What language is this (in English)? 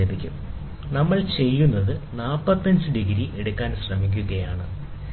Malayalam